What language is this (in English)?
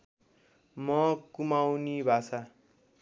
Nepali